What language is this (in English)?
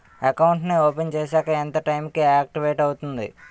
Telugu